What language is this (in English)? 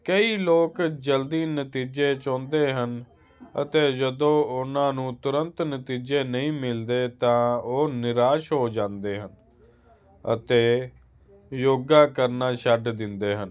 Punjabi